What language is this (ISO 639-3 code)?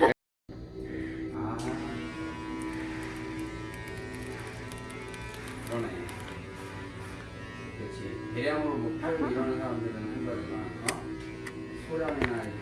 kor